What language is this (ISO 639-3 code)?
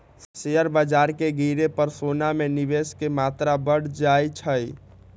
mag